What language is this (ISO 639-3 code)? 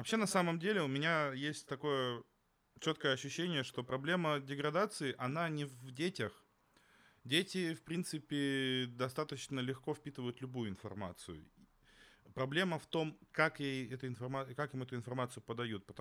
rus